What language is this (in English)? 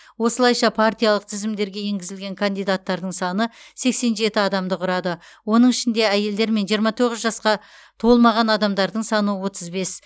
Kazakh